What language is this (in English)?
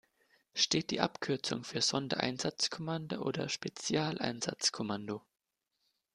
German